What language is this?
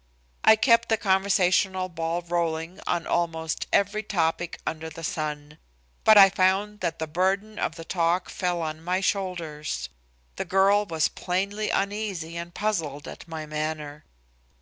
English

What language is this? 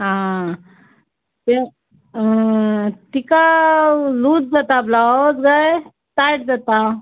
Konkani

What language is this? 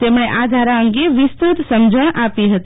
Gujarati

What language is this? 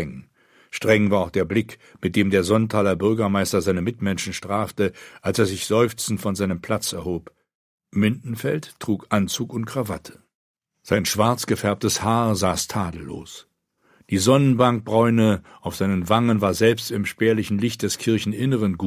German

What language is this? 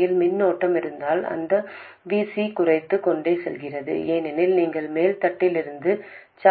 Tamil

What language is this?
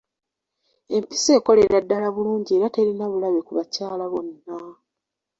Ganda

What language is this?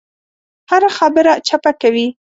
Pashto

